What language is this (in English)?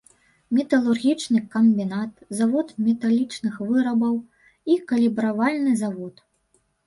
Belarusian